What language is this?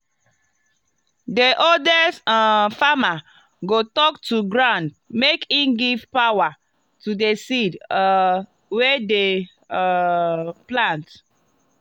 Nigerian Pidgin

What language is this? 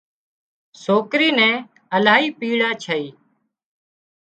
Wadiyara Koli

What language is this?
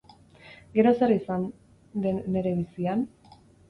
Basque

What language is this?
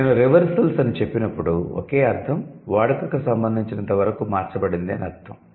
Telugu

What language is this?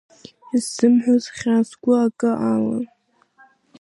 Abkhazian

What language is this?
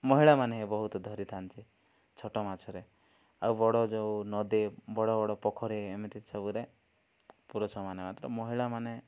Odia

